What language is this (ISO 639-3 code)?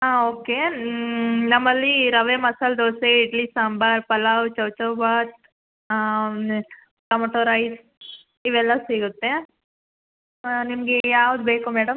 kan